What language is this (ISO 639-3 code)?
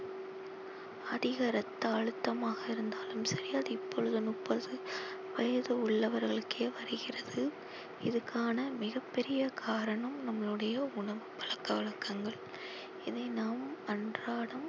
tam